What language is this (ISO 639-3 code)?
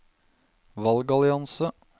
nor